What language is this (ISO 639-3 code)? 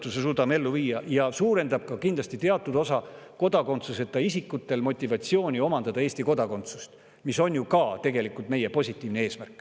est